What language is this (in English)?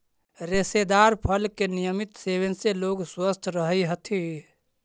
Magahi